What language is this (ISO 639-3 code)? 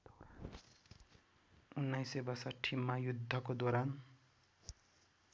nep